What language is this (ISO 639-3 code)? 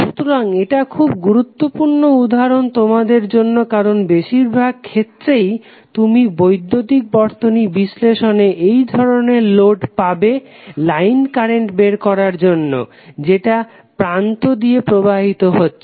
ben